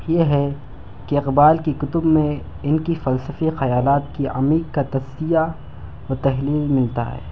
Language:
Urdu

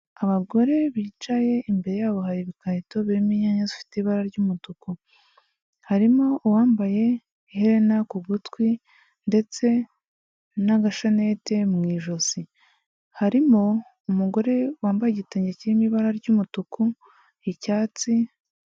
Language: Kinyarwanda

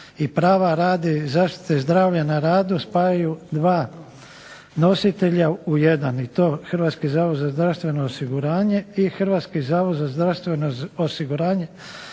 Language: Croatian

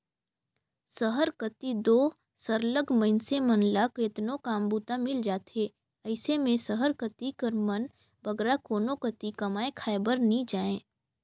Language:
Chhattisgarhi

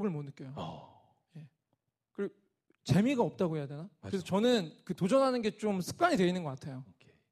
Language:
Korean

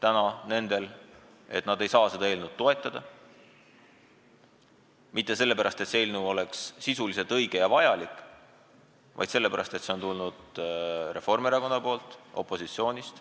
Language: Estonian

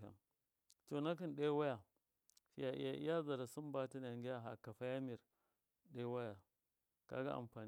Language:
Miya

